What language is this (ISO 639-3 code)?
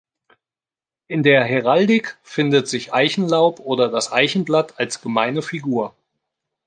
deu